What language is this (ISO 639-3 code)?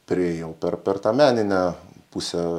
lit